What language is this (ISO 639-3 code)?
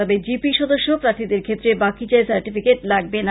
ben